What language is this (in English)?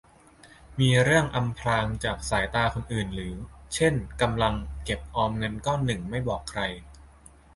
Thai